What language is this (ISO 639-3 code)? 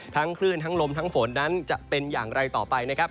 tha